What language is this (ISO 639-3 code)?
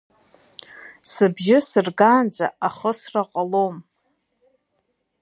abk